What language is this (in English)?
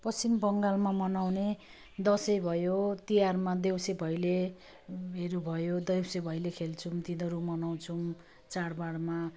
Nepali